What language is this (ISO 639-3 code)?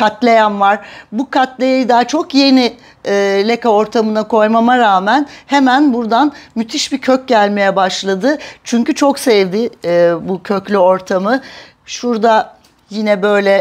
tur